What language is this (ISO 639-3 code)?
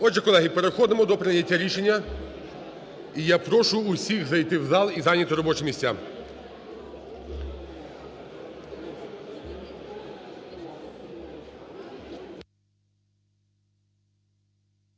ukr